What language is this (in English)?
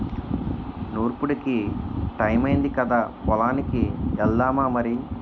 Telugu